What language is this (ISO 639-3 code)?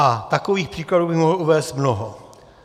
ces